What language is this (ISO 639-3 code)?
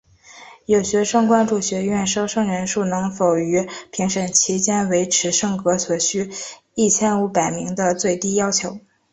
zho